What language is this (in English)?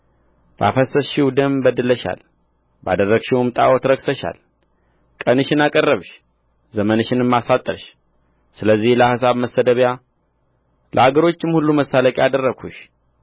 Amharic